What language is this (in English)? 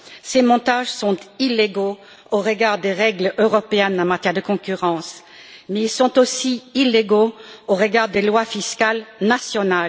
French